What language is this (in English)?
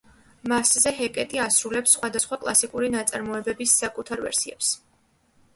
Georgian